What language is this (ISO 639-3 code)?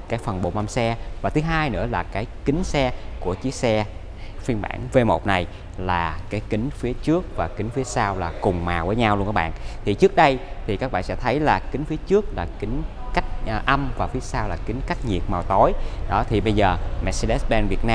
vie